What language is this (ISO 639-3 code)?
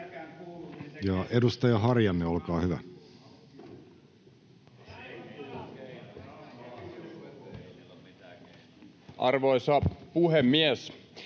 fin